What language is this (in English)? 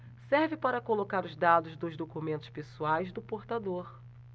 Portuguese